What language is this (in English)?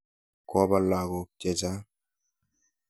Kalenjin